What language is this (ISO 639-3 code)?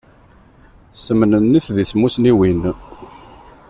kab